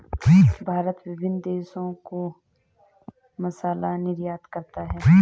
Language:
Hindi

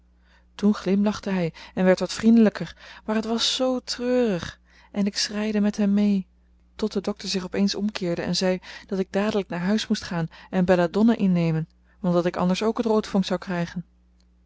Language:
Dutch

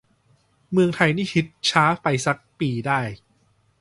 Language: Thai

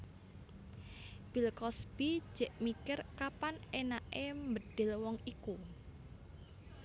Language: Javanese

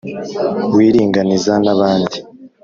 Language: Kinyarwanda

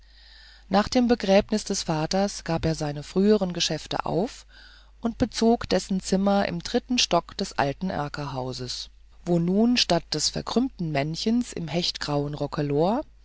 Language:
German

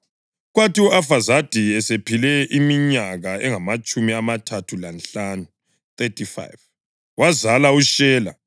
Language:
North Ndebele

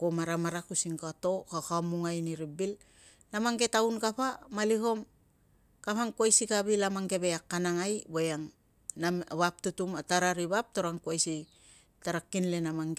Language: Tungag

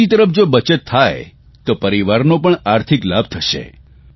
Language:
Gujarati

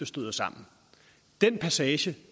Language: Danish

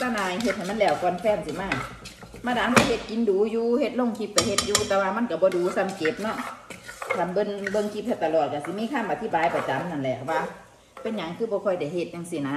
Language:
Thai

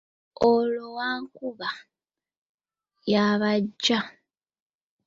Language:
Ganda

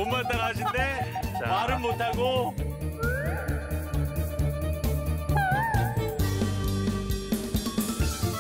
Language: Korean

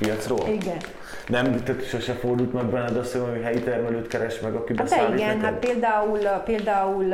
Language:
Hungarian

